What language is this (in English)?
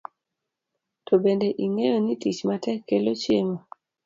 Luo (Kenya and Tanzania)